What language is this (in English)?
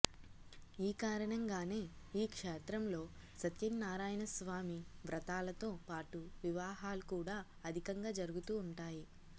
Telugu